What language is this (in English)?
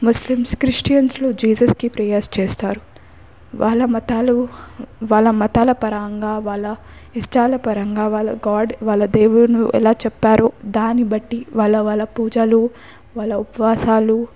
Telugu